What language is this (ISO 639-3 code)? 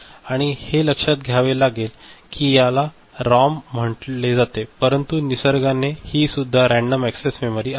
mar